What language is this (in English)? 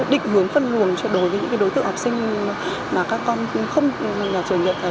Vietnamese